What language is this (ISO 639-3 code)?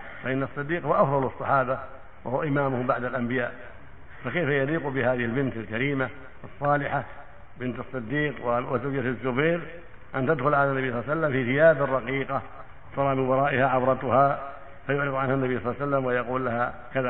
ara